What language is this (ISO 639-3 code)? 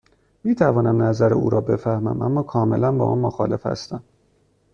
fas